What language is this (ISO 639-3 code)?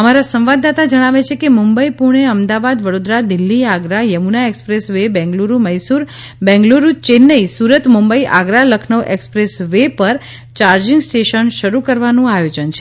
guj